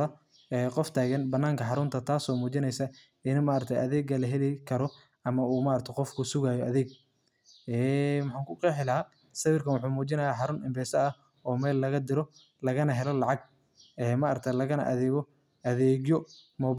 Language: Somali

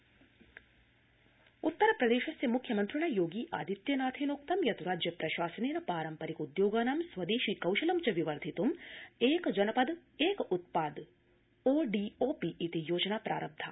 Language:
Sanskrit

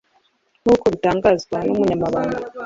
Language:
Kinyarwanda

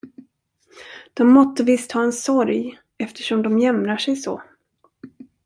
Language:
Swedish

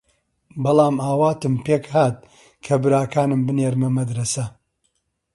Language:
Central Kurdish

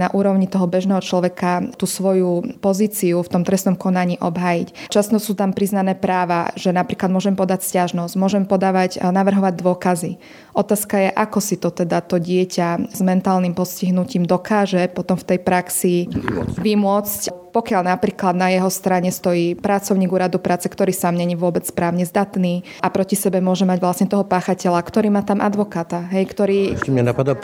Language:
Slovak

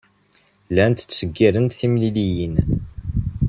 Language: Kabyle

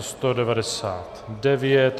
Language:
Czech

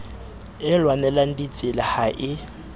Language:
Southern Sotho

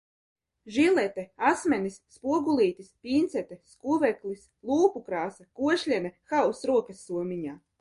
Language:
Latvian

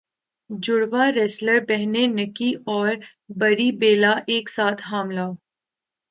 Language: Urdu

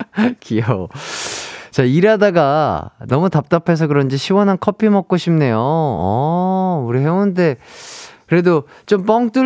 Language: Korean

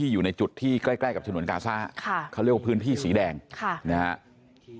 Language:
Thai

